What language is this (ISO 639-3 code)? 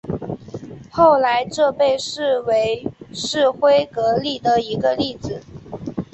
zho